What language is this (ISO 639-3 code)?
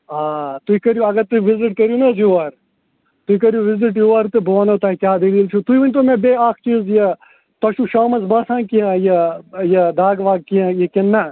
kas